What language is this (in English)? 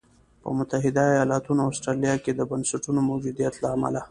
Pashto